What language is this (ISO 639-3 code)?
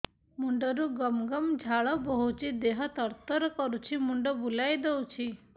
ori